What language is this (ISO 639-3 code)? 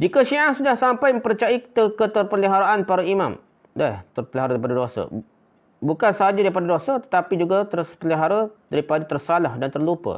msa